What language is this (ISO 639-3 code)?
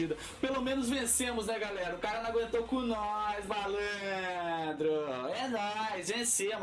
por